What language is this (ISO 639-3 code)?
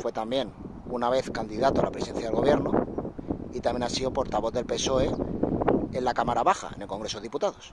spa